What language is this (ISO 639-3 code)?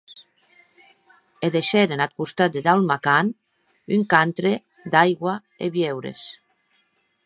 oci